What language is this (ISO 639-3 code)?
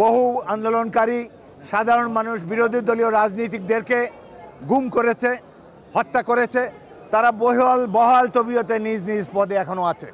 ben